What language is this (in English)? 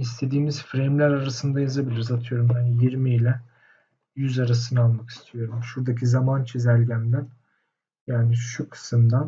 Turkish